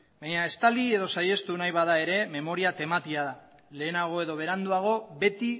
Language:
Basque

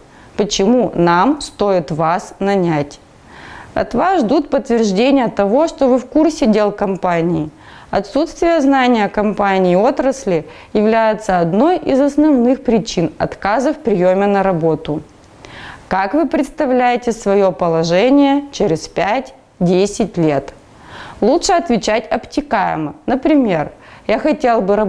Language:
Russian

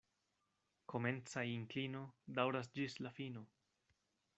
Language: Esperanto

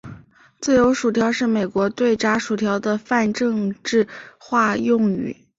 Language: Chinese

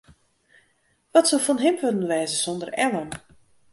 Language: Western Frisian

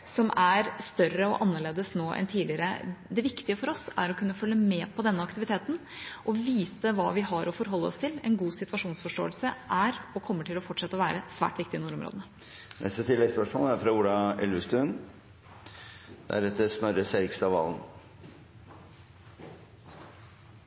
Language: Norwegian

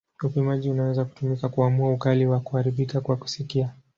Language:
Swahili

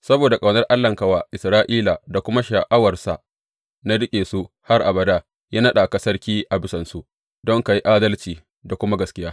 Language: Hausa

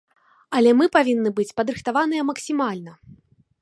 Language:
Belarusian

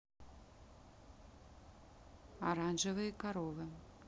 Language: Russian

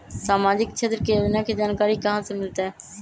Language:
Magahi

